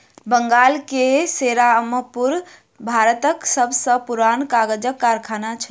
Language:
Maithili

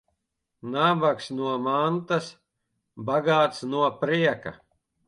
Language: Latvian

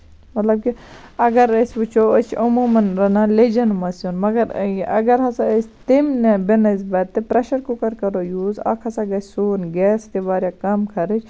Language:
Kashmiri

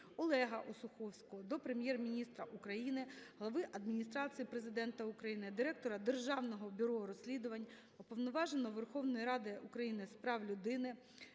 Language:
Ukrainian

